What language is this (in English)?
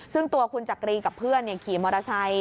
Thai